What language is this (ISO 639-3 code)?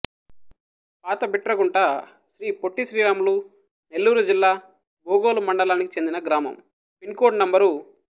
tel